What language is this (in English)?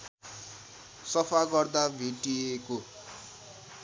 Nepali